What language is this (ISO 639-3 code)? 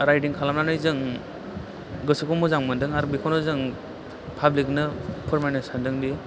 brx